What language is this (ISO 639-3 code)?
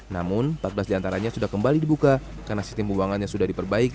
ind